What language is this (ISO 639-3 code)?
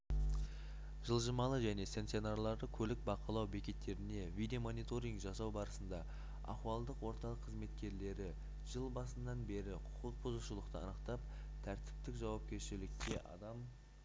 kaz